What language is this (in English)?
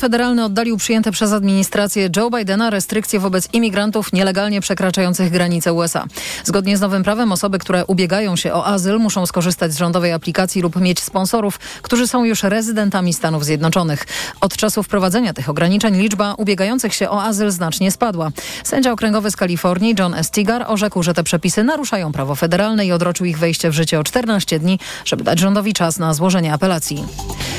Polish